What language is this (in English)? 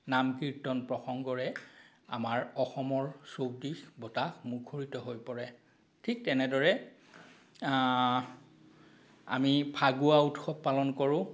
Assamese